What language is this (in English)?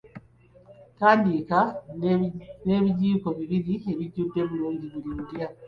Ganda